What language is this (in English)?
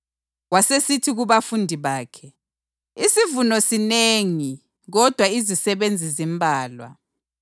North Ndebele